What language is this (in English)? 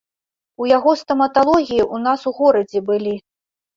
Belarusian